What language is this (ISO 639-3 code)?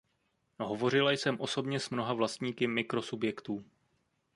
ces